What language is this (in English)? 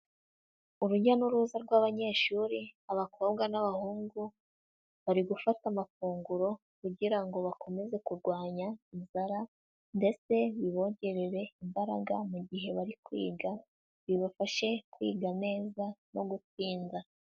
Kinyarwanda